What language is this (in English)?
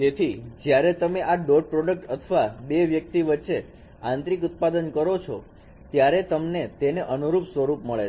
Gujarati